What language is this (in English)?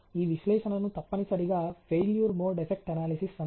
Telugu